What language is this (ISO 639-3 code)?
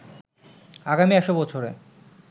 ben